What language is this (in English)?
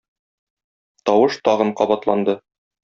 Tatar